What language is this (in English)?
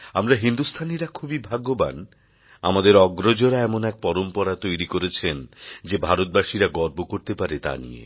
Bangla